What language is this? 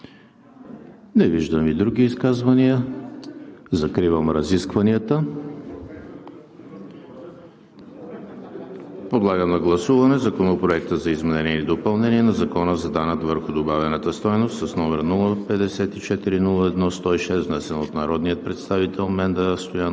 Bulgarian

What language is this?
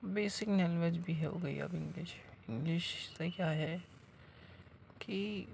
Urdu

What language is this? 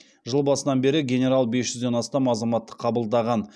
Kazakh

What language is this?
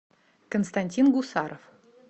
Russian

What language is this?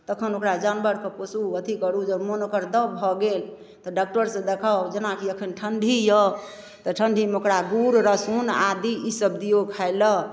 Maithili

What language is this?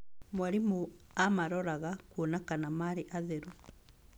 Kikuyu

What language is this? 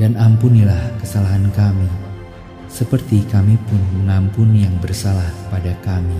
Indonesian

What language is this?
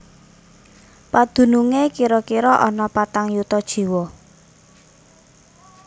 Javanese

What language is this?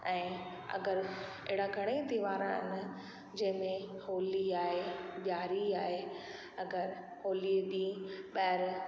Sindhi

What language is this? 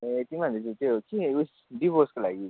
Nepali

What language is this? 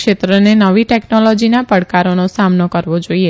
Gujarati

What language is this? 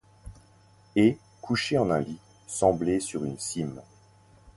French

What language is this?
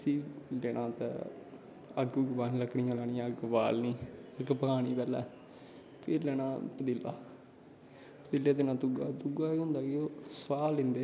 Dogri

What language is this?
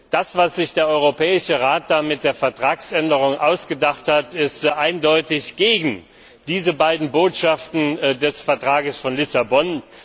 German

